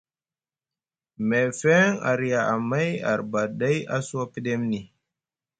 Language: Musgu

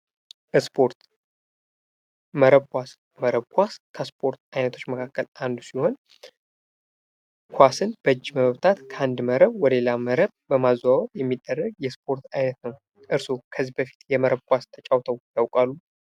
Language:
Amharic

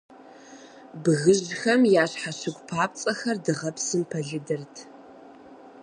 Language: Kabardian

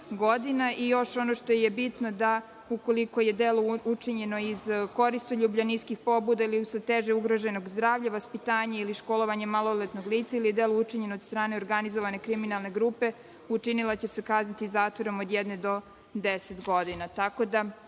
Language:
Serbian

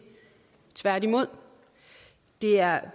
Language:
Danish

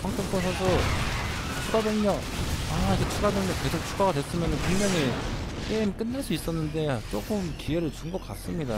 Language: Korean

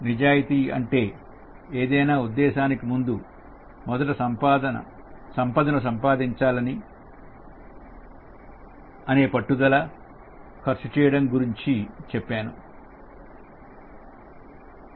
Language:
Telugu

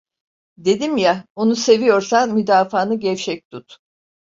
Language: Turkish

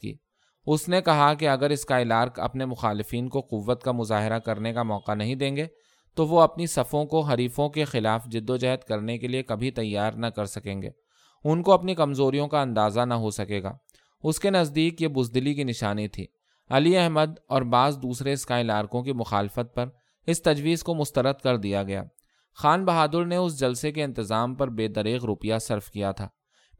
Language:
Urdu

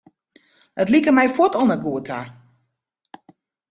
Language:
Western Frisian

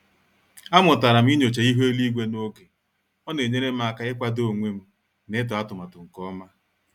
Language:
Igbo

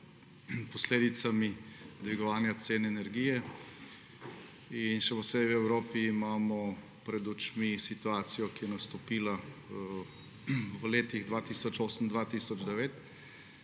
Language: Slovenian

